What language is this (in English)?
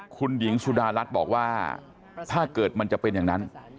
Thai